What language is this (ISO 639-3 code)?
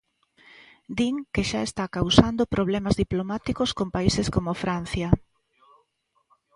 glg